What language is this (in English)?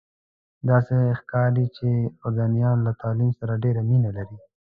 Pashto